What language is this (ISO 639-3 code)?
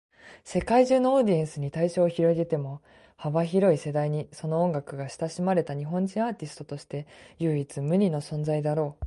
jpn